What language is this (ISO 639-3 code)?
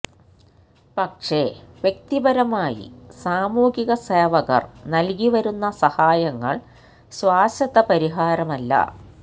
mal